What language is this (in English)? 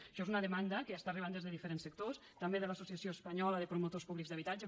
Catalan